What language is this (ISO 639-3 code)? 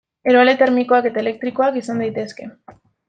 eus